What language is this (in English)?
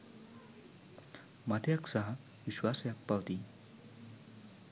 Sinhala